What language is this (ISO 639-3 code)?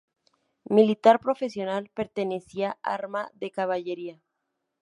spa